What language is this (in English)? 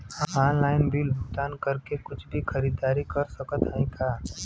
Bhojpuri